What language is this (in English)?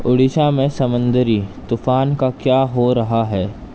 Urdu